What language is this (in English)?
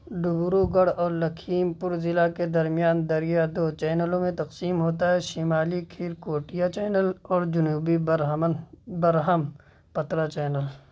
Urdu